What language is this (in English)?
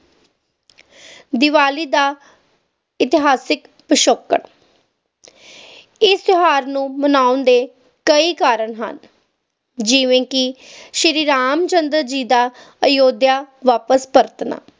Punjabi